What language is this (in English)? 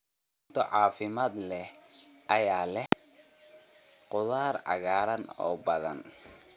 Somali